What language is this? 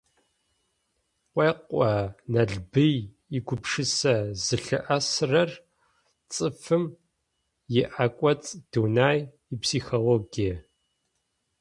Adyghe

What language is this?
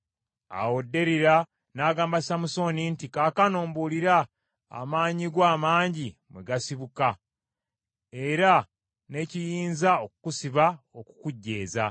Ganda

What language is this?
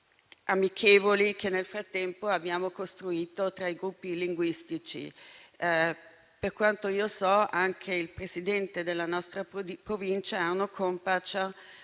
Italian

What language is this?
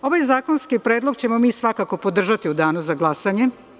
Serbian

